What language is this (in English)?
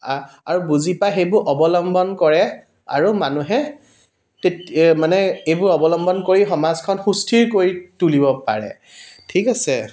Assamese